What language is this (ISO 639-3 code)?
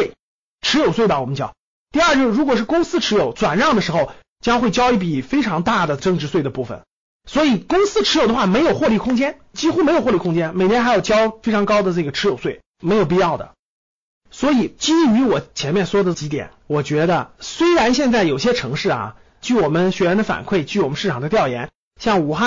zho